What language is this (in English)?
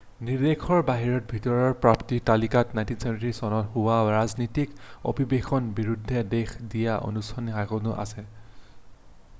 Assamese